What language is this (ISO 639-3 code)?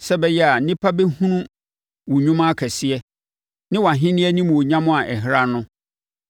aka